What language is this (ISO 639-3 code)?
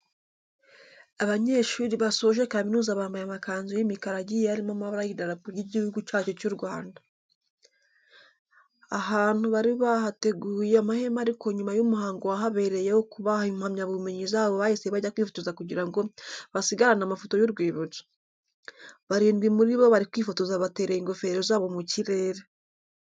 kin